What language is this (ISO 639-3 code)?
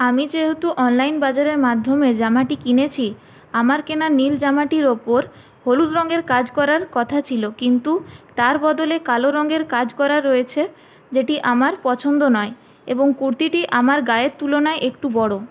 ben